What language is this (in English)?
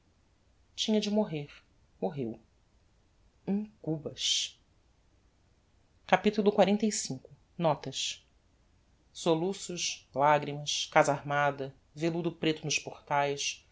Portuguese